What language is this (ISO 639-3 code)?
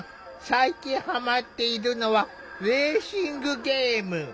jpn